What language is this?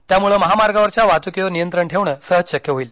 Marathi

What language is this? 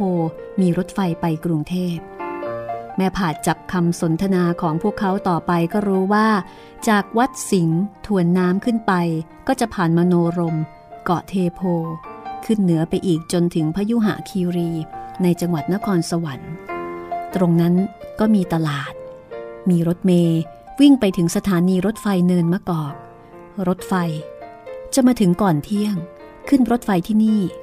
Thai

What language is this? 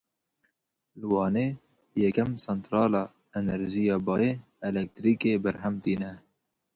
Kurdish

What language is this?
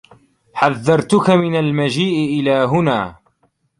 Arabic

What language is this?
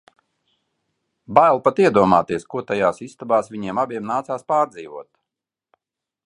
Latvian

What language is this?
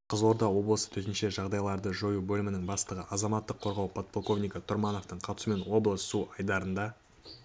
Kazakh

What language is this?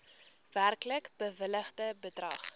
Afrikaans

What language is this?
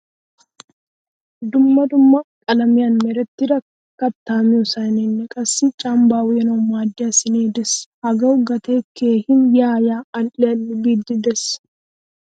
Wolaytta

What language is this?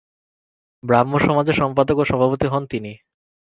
Bangla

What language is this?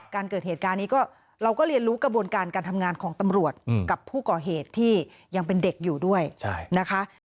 Thai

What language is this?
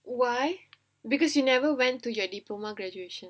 English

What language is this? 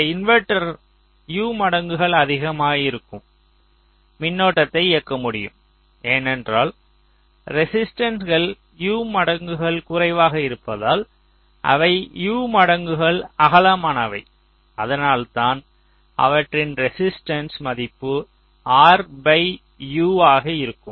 Tamil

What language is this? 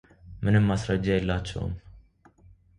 Amharic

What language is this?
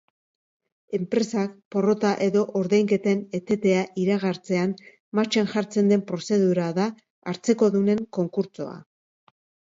Basque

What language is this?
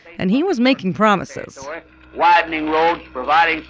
English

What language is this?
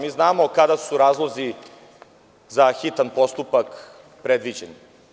Serbian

